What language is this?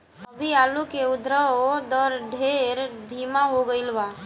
Bhojpuri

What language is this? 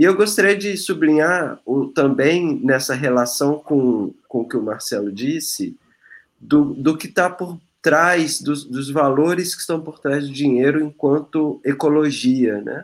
Portuguese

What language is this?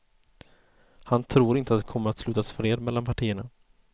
Swedish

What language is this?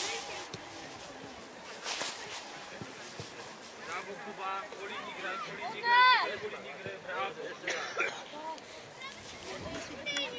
Polish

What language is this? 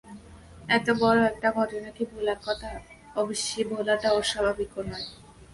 Bangla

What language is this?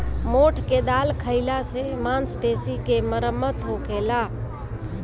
Bhojpuri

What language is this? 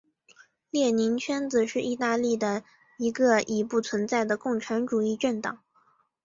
Chinese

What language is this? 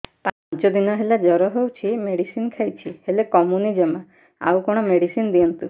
Odia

